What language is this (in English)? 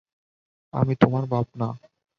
Bangla